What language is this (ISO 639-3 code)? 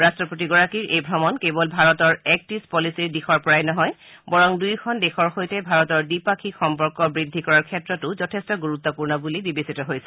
asm